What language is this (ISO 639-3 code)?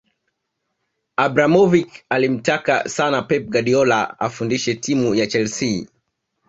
swa